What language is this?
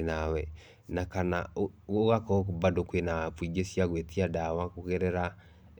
Kikuyu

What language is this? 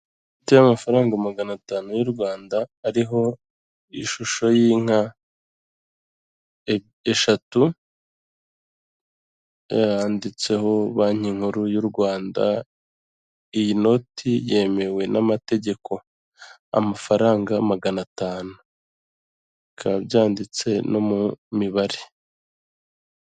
Kinyarwanda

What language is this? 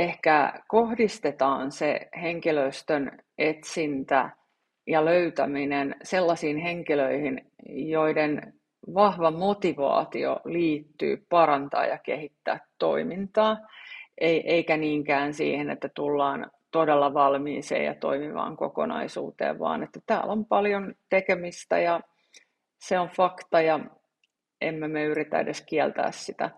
Finnish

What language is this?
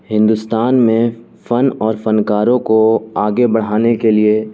Urdu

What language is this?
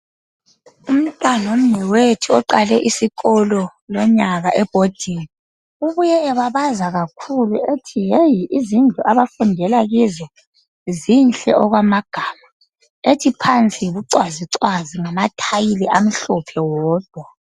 North Ndebele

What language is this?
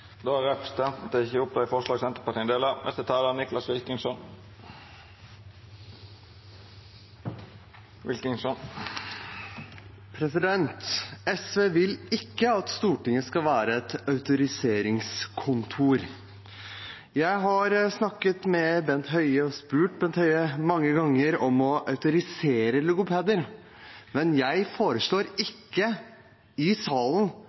Norwegian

